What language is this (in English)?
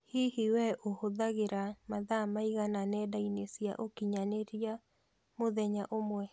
Kikuyu